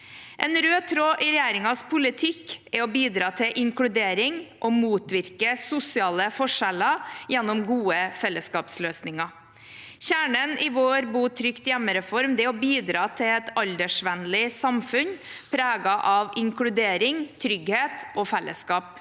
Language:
Norwegian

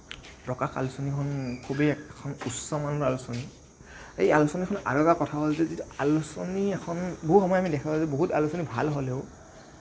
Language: Assamese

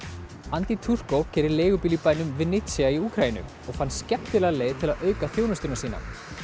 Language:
Icelandic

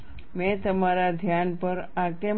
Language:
Gujarati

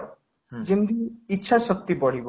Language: Odia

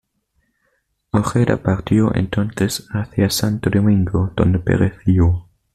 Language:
Spanish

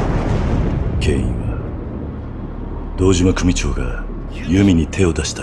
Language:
Japanese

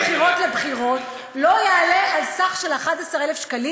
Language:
Hebrew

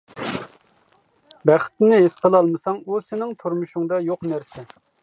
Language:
Uyghur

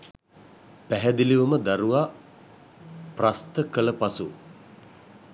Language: Sinhala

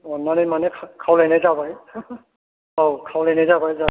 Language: Bodo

